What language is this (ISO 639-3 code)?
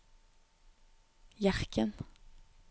nor